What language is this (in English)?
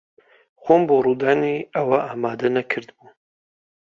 Central Kurdish